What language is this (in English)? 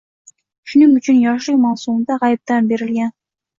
Uzbek